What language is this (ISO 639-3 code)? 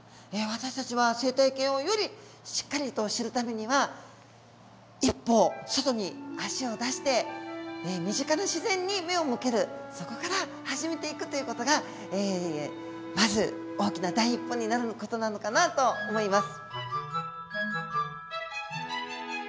jpn